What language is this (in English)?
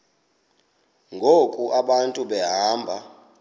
Xhosa